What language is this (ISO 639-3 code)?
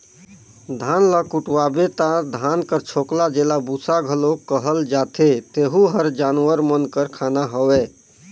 hne